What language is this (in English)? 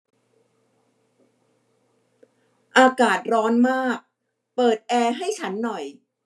Thai